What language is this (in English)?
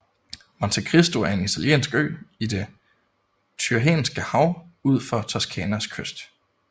Danish